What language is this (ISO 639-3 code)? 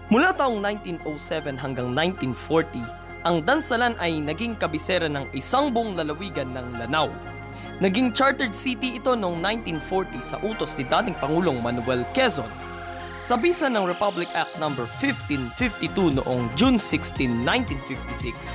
fil